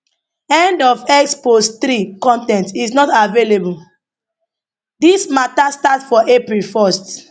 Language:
Nigerian Pidgin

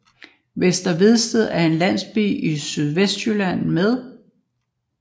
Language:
Danish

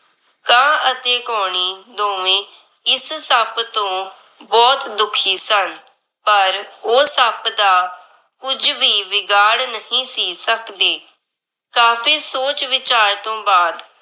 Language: Punjabi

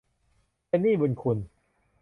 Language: Thai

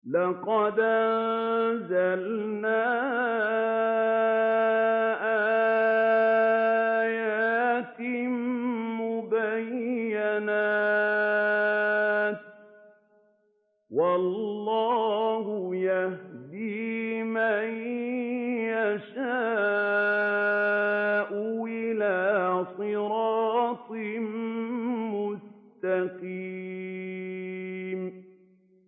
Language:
Arabic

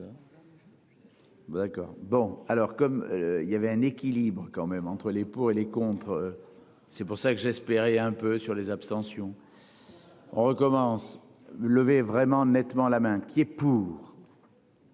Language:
French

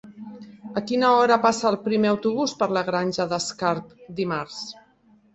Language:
Catalan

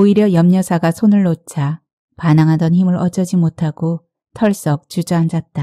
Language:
Korean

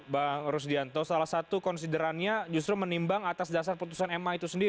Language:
Indonesian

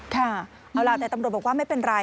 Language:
Thai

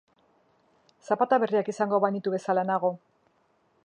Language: Basque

